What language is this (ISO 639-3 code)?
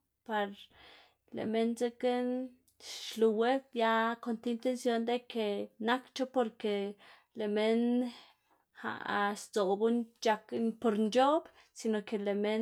ztg